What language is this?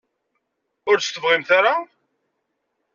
Kabyle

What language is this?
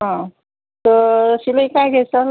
Marathi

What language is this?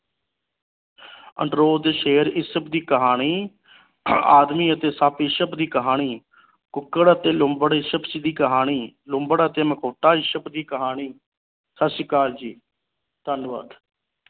Punjabi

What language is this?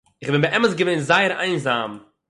Yiddish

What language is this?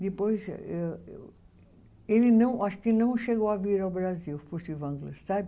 Portuguese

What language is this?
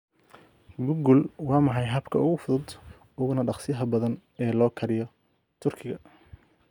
Somali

